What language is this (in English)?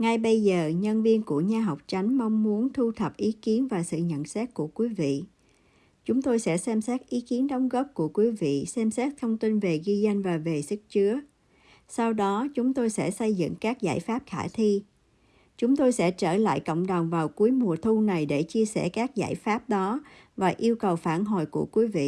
Vietnamese